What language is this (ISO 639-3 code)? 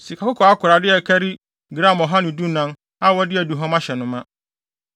aka